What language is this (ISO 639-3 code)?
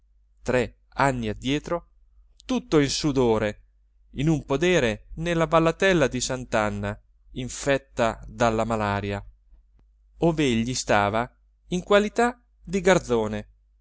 ita